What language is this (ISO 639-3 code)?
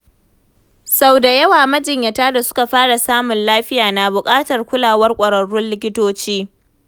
hau